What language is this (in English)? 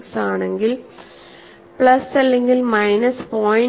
Malayalam